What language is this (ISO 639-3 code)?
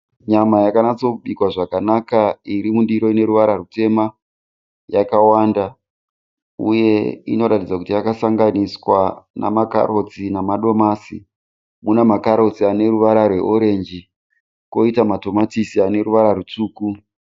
sna